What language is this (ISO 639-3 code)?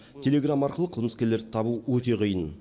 kaz